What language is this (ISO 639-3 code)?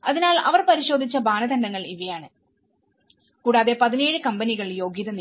mal